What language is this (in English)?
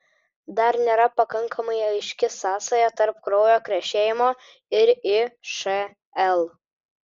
Lithuanian